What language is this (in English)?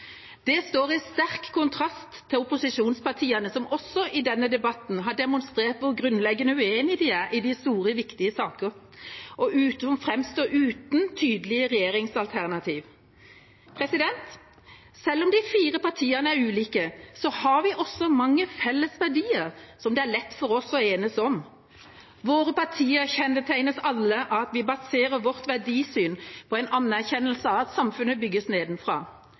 Norwegian Bokmål